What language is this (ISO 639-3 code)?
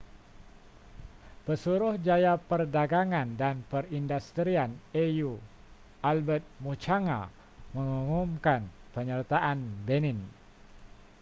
msa